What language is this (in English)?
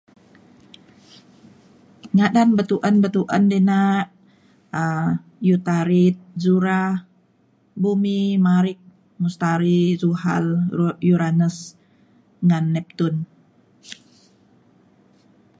Mainstream Kenyah